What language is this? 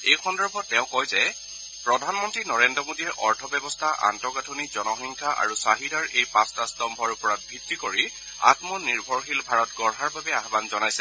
Assamese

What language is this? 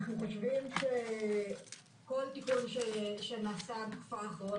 Hebrew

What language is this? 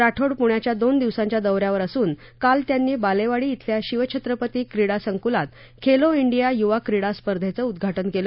Marathi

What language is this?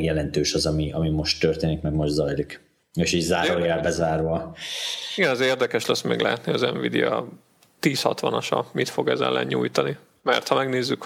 Hungarian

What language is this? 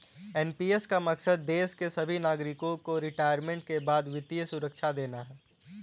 Hindi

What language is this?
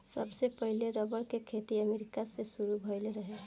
Bhojpuri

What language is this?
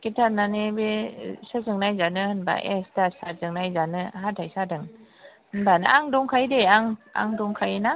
Bodo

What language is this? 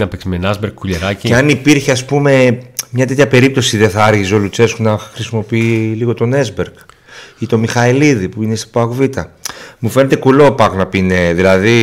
Greek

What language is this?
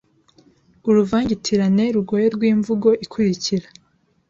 Kinyarwanda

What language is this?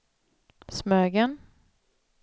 Swedish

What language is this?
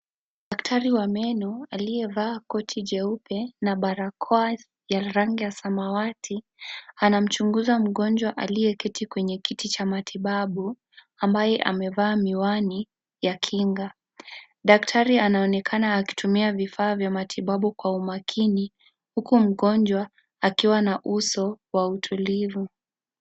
Swahili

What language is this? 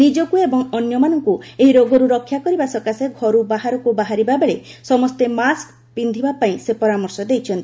Odia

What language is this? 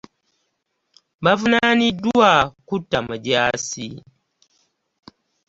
Ganda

